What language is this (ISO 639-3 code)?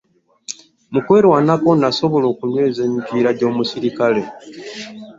lug